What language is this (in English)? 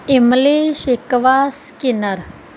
Punjabi